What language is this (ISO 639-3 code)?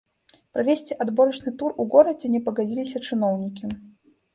bel